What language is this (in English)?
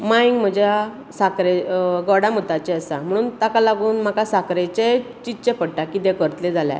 Konkani